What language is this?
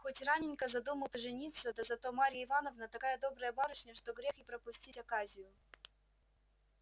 Russian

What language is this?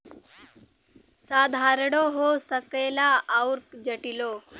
Bhojpuri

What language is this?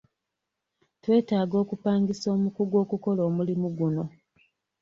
Ganda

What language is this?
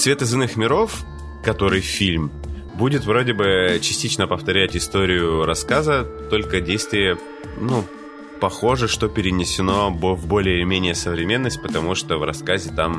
Russian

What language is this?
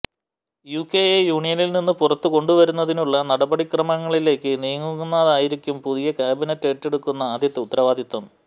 Malayalam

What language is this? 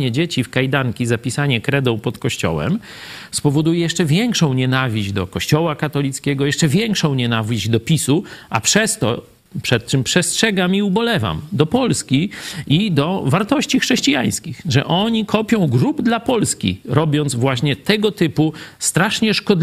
Polish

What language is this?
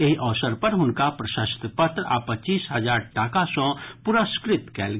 Maithili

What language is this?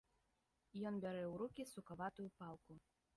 Belarusian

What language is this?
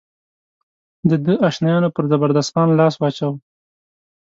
Pashto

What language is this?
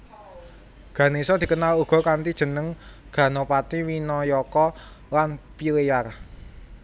Javanese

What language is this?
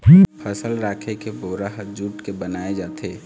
Chhattisgarhi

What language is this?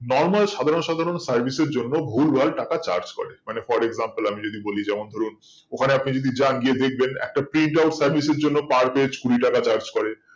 Bangla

